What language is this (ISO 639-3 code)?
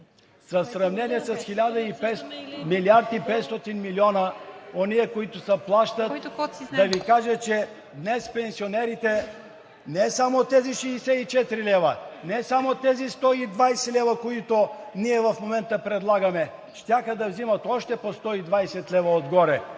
bul